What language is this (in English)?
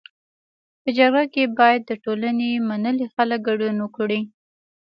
Pashto